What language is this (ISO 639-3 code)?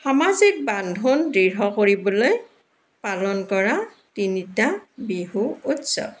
asm